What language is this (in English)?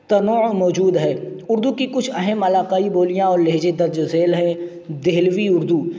Urdu